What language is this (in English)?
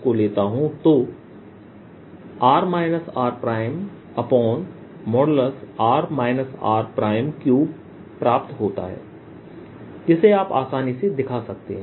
Hindi